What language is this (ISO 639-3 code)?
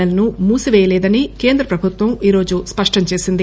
tel